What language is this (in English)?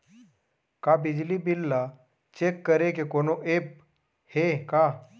Chhattisgarhi